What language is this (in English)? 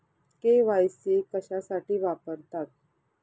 Marathi